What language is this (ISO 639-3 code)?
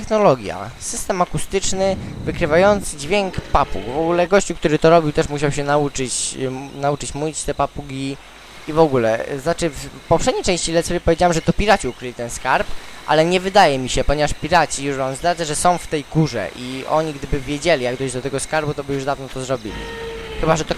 pol